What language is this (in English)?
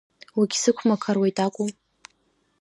Abkhazian